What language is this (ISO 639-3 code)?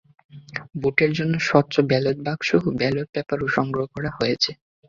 ben